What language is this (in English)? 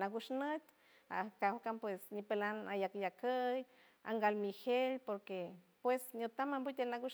San Francisco Del Mar Huave